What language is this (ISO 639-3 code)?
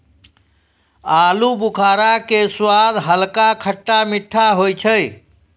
mai